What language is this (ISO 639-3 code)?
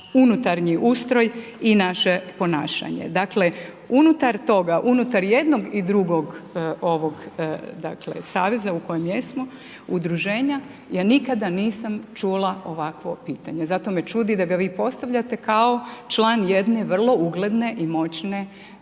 hrv